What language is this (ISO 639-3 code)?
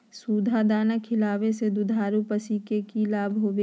mag